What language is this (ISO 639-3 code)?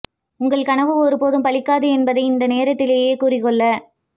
tam